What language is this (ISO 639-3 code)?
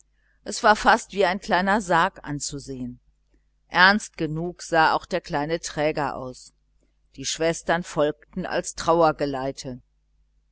deu